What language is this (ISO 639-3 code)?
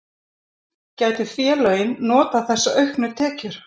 isl